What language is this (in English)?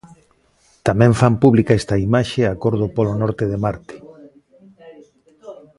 Galician